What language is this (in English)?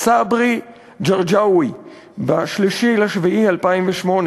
Hebrew